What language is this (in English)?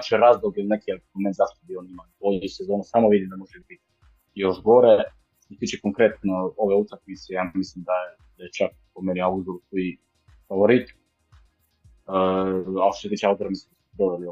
Croatian